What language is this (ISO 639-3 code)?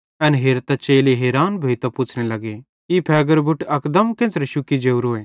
bhd